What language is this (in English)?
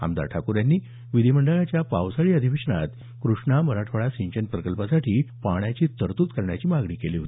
Marathi